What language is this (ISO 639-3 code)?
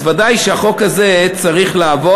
heb